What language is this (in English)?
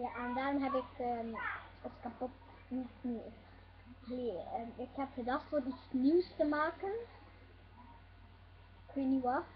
Dutch